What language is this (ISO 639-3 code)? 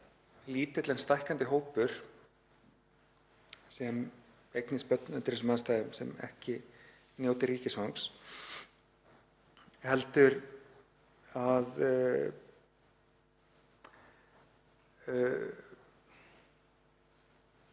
isl